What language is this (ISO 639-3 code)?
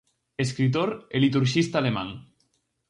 glg